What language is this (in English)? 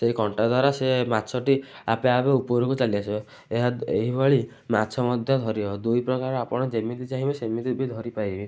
Odia